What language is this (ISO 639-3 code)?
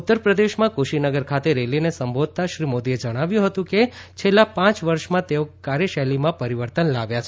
guj